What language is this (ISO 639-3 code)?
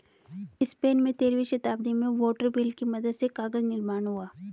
hin